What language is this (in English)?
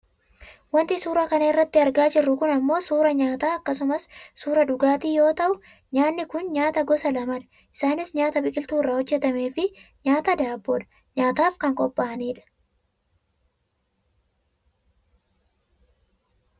Oromo